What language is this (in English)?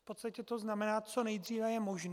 Czech